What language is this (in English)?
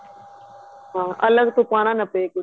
Punjabi